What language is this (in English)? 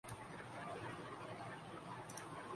Urdu